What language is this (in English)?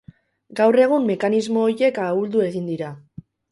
Basque